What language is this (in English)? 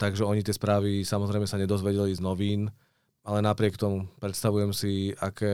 Czech